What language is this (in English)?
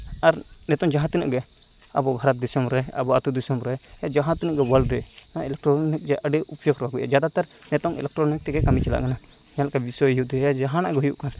Santali